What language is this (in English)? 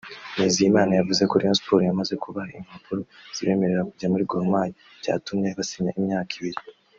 Kinyarwanda